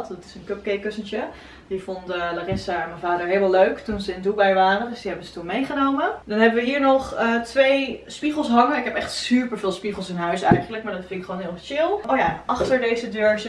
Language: Dutch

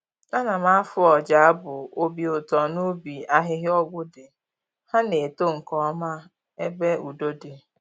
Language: Igbo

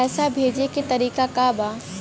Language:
Bhojpuri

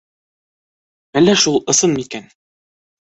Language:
Bashkir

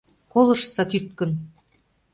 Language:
Mari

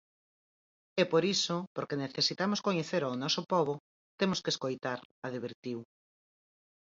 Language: Galician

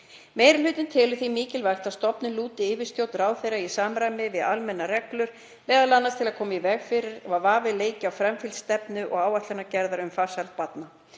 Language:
Icelandic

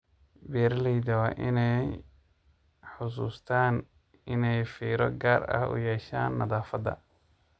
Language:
Somali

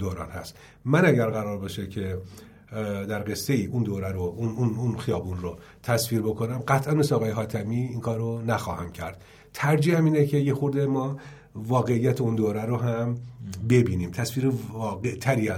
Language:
Persian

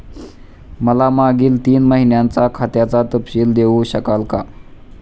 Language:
Marathi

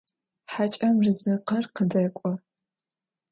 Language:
Adyghe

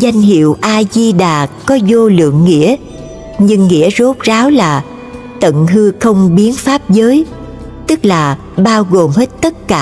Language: Vietnamese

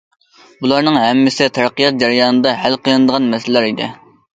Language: Uyghur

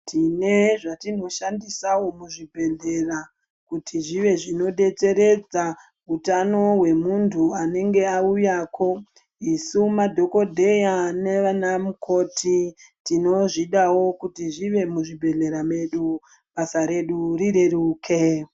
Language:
Ndau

